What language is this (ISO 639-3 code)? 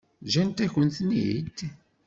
kab